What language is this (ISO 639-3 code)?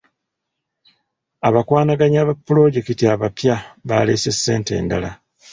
lug